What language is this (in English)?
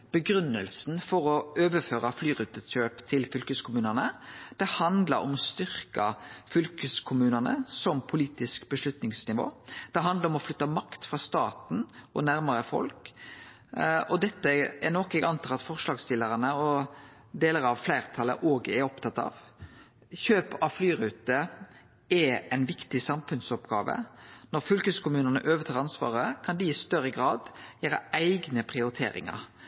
Norwegian Nynorsk